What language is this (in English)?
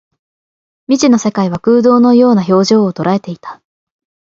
Japanese